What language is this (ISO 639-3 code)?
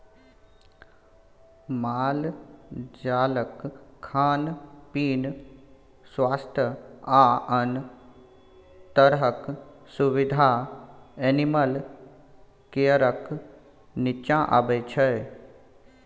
mai